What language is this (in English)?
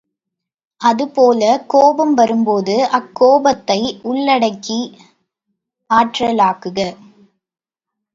Tamil